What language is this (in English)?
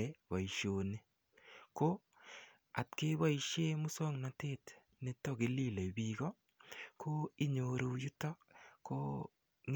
Kalenjin